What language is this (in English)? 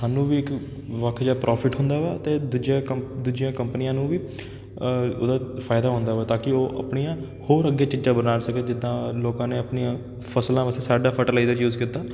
Punjabi